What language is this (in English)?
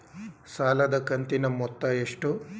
Kannada